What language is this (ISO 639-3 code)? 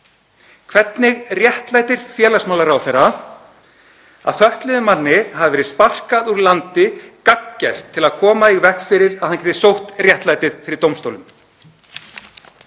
isl